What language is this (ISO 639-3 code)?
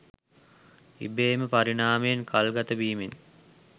sin